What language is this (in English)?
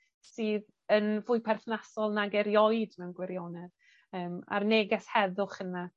Welsh